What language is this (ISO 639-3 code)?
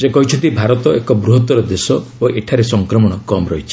ori